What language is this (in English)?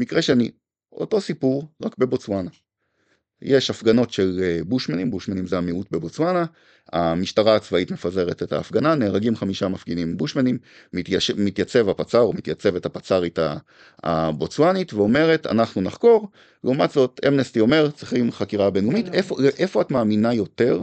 Hebrew